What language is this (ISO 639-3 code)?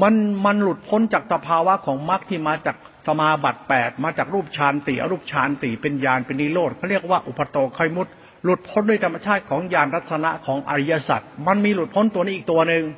tha